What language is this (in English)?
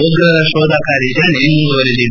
Kannada